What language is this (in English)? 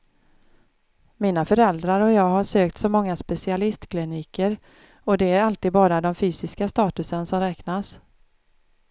Swedish